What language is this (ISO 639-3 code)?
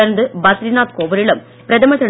tam